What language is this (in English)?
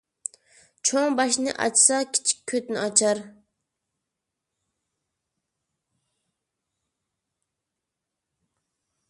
Uyghur